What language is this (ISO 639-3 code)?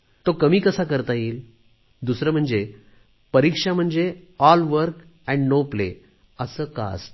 mar